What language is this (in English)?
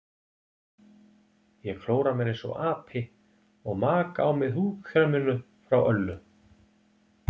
Icelandic